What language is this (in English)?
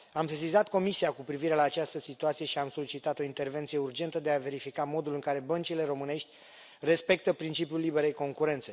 Romanian